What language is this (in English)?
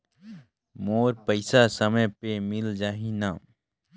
Chhattisgarhi